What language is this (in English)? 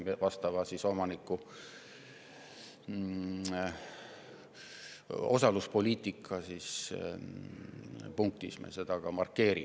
Estonian